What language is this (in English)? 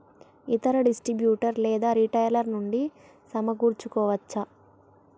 Telugu